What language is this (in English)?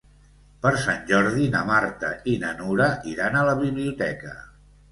Catalan